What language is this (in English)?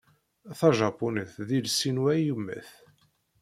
Kabyle